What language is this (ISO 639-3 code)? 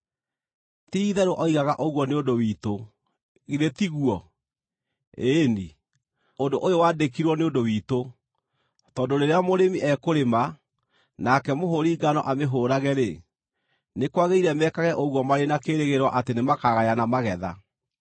kik